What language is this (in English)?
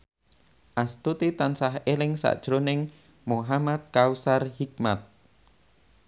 Javanese